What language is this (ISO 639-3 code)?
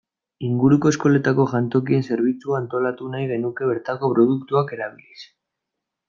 eus